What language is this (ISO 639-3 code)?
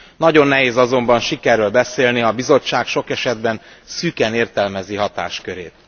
hun